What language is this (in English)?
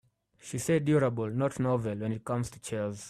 English